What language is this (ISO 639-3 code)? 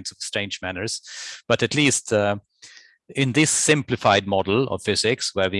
eng